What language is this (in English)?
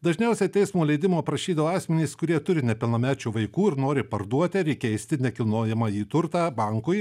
Lithuanian